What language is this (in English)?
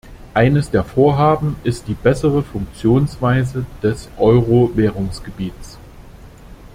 German